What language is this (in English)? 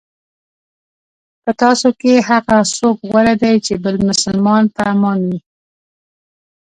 Pashto